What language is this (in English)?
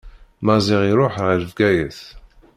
Kabyle